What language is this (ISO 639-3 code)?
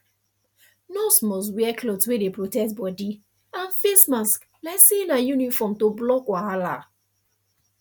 pcm